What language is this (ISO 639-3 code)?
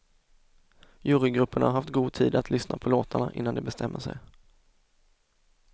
swe